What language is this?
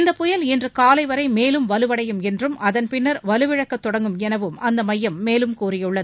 Tamil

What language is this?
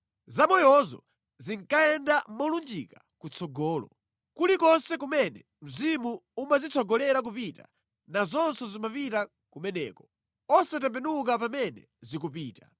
Nyanja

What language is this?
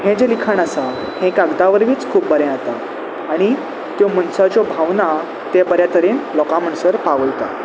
Konkani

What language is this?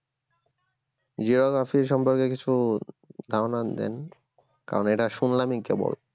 Bangla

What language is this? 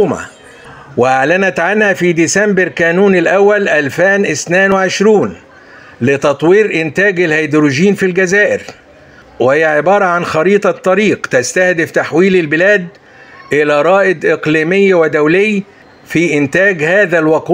Arabic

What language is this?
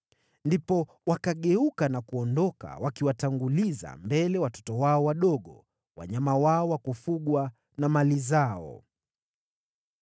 Swahili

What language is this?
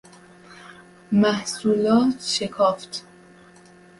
Persian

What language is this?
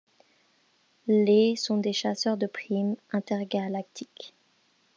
French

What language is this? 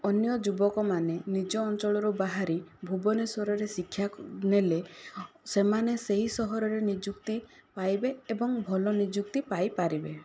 Odia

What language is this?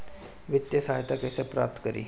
Bhojpuri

